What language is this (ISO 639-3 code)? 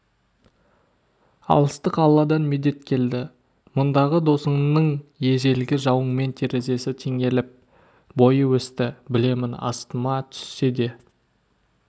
kaz